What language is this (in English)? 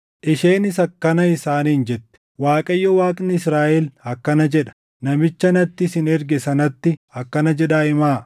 Oromo